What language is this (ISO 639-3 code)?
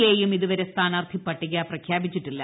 mal